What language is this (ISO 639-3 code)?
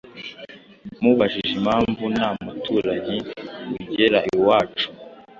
kin